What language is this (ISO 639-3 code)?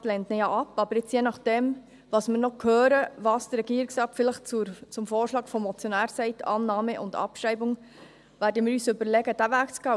gsw